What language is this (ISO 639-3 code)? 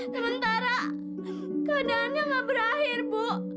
ind